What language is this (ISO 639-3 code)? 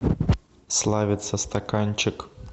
rus